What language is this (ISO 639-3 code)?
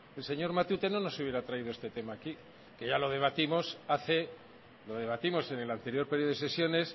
spa